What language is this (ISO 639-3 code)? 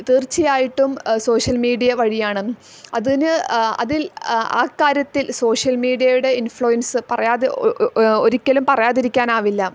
mal